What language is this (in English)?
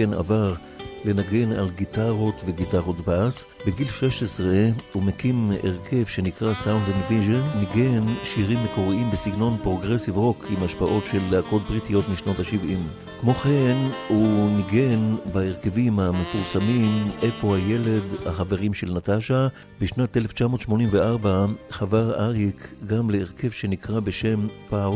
Hebrew